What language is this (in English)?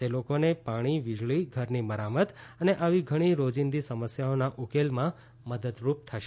Gujarati